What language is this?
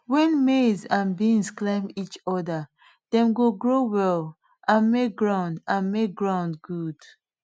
Nigerian Pidgin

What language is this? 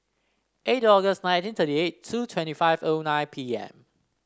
English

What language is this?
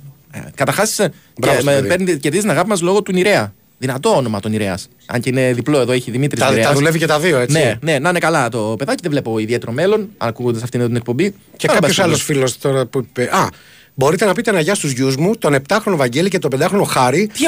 Greek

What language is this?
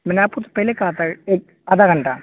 Urdu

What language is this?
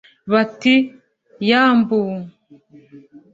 Kinyarwanda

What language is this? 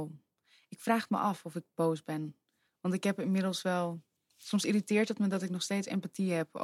Dutch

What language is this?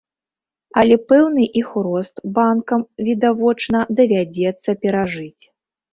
Belarusian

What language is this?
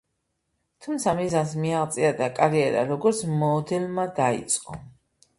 Georgian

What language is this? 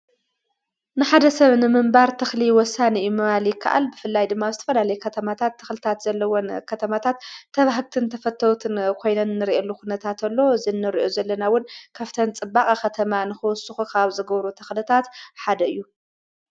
Tigrinya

